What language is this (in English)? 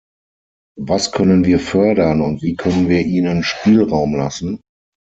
German